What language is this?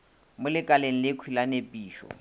Northern Sotho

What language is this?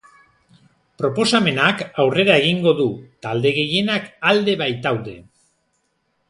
Basque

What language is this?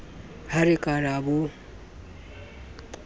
Southern Sotho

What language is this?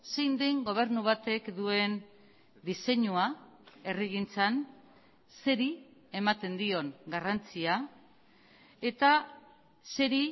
Basque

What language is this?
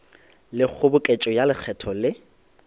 Northern Sotho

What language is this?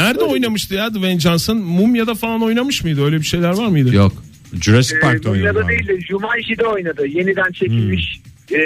Turkish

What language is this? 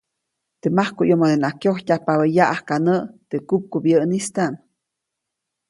Copainalá Zoque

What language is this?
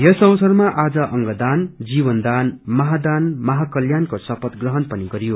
Nepali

